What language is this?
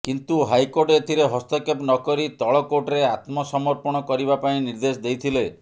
Odia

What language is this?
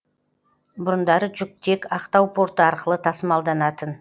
Kazakh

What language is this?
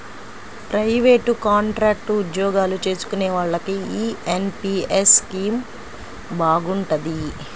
Telugu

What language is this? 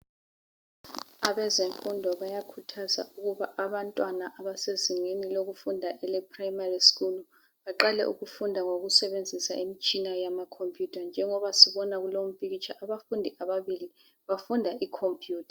North Ndebele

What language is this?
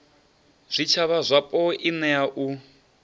Venda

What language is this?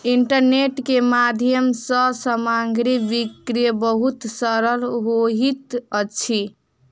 Maithili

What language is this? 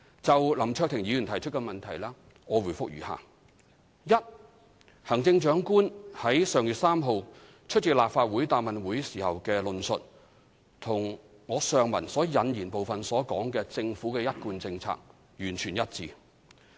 Cantonese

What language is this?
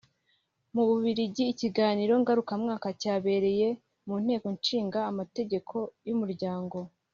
Kinyarwanda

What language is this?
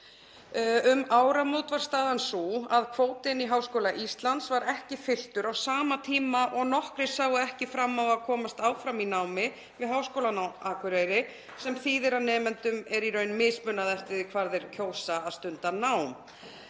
Icelandic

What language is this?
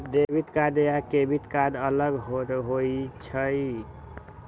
Magahi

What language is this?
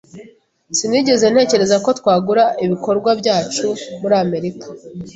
Kinyarwanda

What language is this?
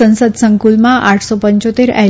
Gujarati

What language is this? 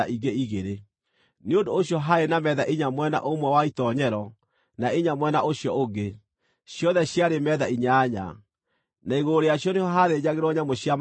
Kikuyu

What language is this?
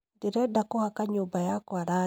Kikuyu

